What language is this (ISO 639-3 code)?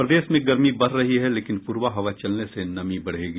hin